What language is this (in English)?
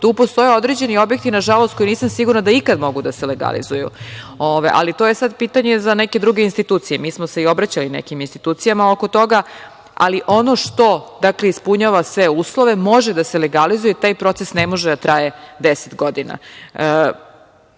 Serbian